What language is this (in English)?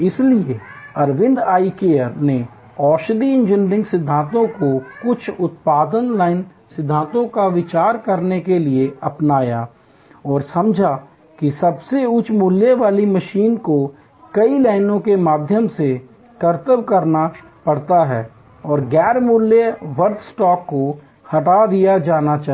Hindi